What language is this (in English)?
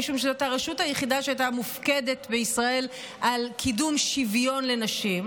Hebrew